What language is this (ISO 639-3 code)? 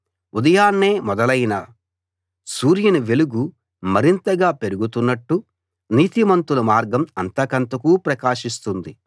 tel